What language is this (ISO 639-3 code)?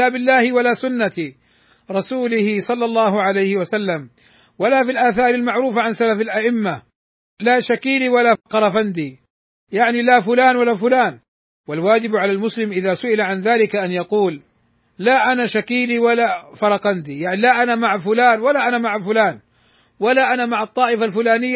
ara